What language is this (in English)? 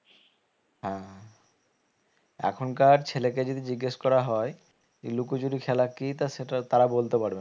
Bangla